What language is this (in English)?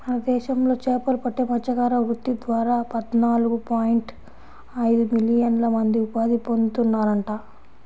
Telugu